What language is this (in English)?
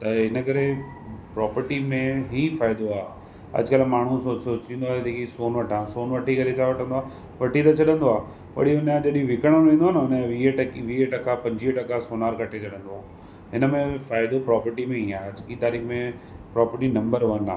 Sindhi